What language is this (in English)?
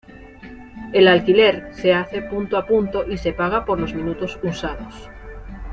Spanish